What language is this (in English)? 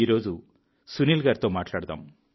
Telugu